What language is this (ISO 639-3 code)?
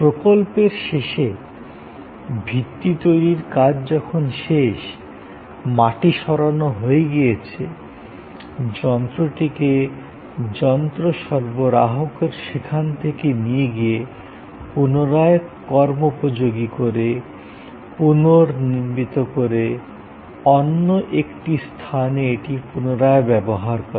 ben